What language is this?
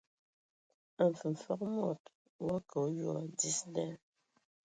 Ewondo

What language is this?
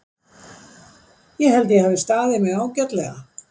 Icelandic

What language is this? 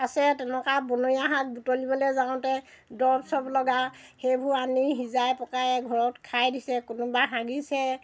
Assamese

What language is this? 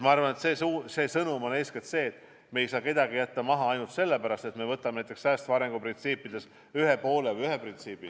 Estonian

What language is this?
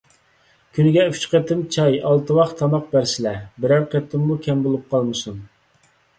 Uyghur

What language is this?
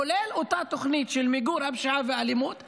Hebrew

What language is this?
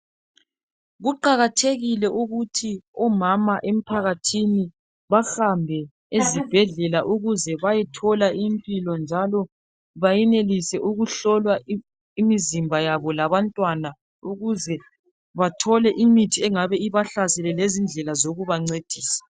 North Ndebele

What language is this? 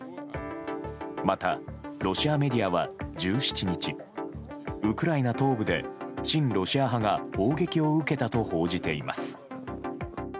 Japanese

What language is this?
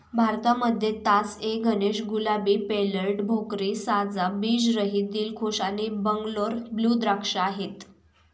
Marathi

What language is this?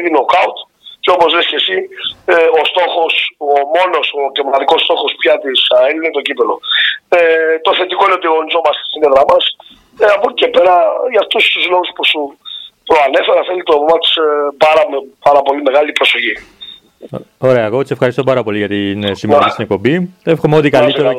Greek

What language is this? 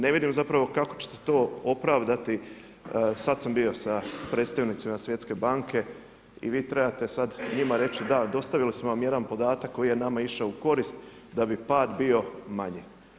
Croatian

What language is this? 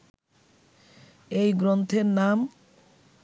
Bangla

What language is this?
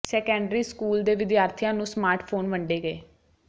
Punjabi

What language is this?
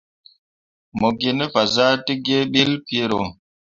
Mundang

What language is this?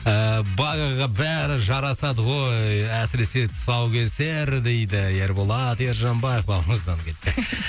Kazakh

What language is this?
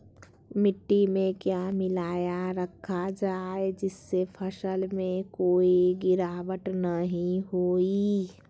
Magahi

